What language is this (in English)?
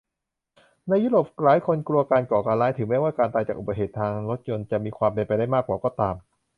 Thai